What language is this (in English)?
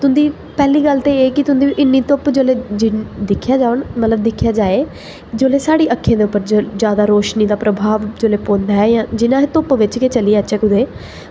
Dogri